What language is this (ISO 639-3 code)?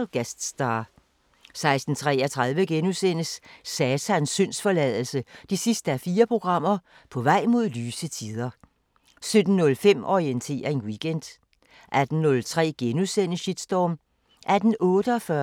dan